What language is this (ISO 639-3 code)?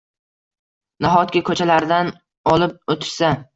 uzb